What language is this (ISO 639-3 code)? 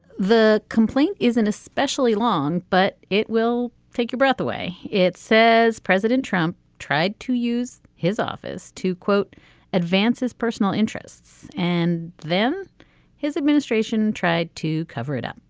eng